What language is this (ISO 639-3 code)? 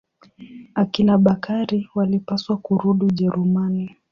swa